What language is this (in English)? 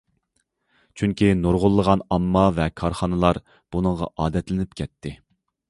Uyghur